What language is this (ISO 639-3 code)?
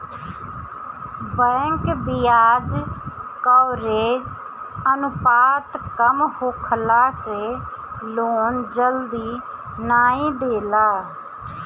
bho